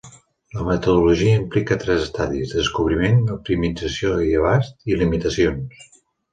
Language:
Catalan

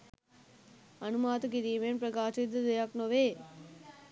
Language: Sinhala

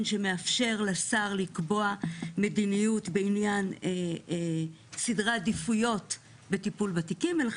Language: Hebrew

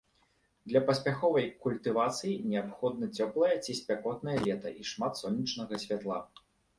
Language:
Belarusian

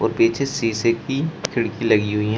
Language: Hindi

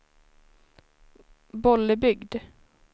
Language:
Swedish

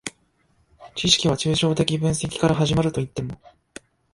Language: Japanese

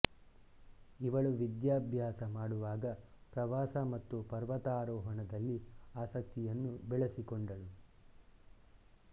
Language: Kannada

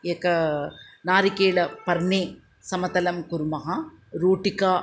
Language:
Sanskrit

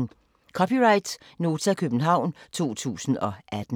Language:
Danish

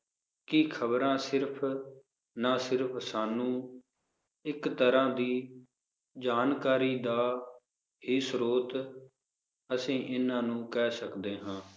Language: Punjabi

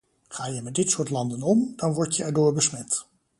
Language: Dutch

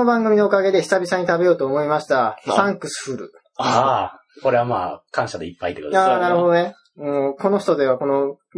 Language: Japanese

